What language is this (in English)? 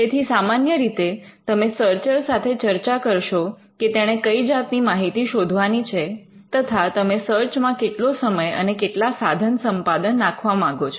Gujarati